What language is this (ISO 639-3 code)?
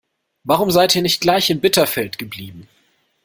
deu